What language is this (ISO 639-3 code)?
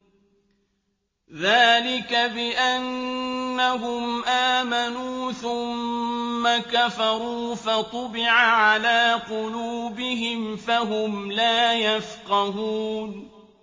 ara